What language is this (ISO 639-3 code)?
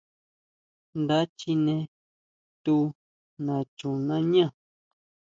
mau